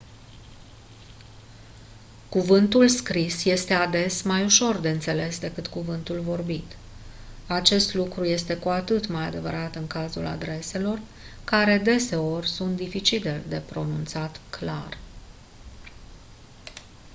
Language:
Romanian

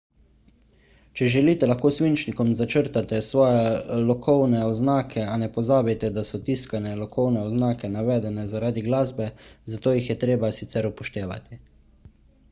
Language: Slovenian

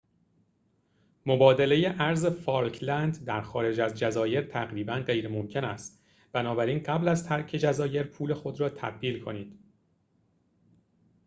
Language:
Persian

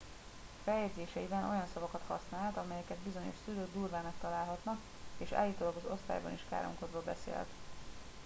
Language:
Hungarian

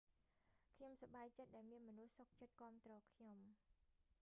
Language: Khmer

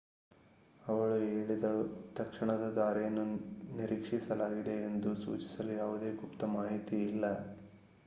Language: Kannada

